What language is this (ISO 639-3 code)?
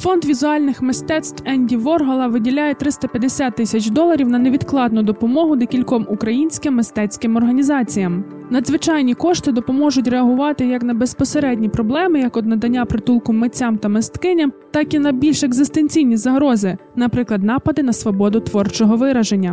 ukr